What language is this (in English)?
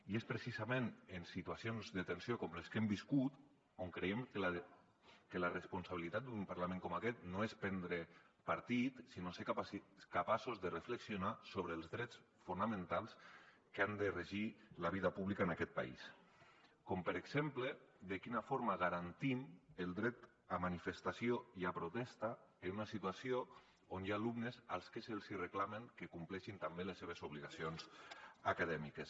Catalan